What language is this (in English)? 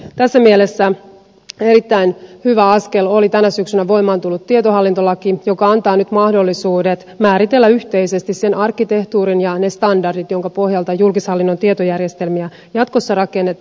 Finnish